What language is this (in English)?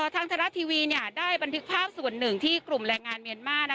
Thai